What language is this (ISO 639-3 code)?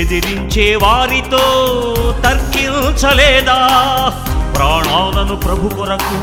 tel